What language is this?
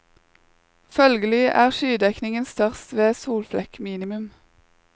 Norwegian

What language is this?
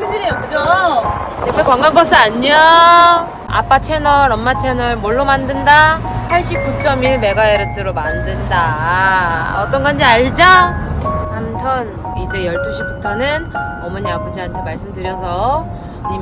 Korean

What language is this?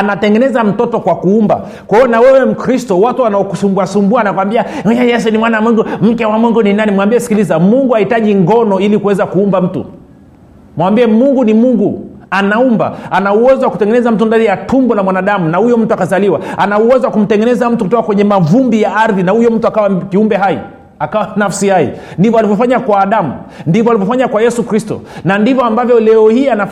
Swahili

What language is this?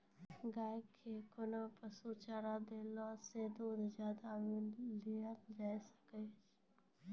Maithili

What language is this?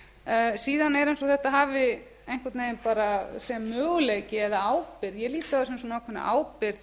Icelandic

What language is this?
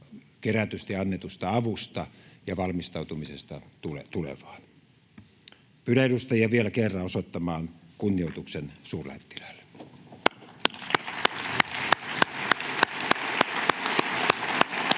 Finnish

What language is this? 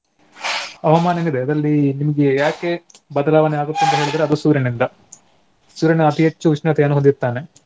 Kannada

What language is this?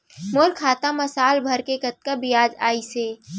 Chhattisgarhi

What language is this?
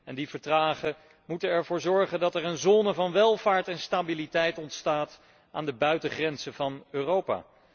Dutch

